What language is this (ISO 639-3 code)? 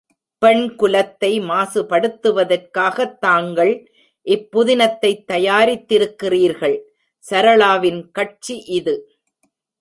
tam